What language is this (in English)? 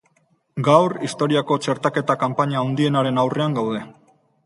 Basque